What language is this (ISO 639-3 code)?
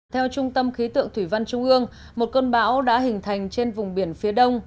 vie